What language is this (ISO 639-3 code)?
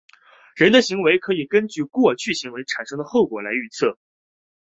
zho